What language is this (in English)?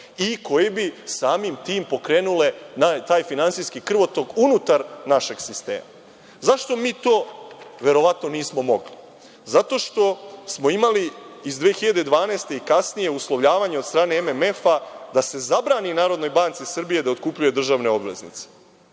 Serbian